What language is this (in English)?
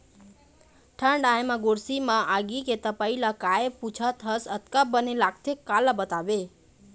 Chhattisgarhi